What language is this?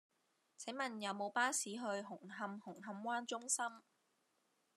Cantonese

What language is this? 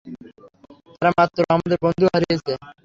Bangla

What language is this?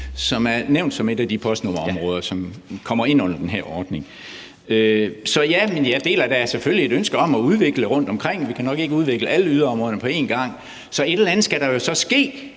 Danish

